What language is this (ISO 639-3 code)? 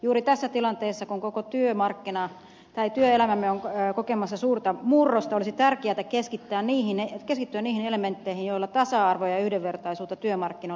fin